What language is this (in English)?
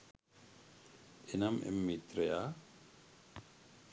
Sinhala